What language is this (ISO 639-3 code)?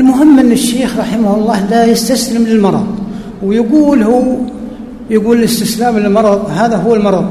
ara